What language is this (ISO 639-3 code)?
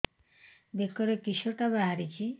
ori